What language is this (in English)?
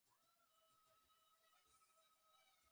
Bangla